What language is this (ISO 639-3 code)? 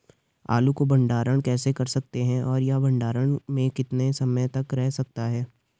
hin